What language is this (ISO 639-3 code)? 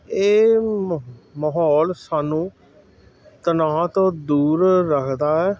pan